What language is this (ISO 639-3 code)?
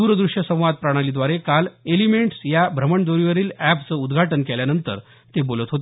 mar